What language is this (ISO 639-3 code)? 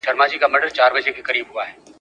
pus